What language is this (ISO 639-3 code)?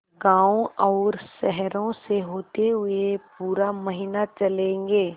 hin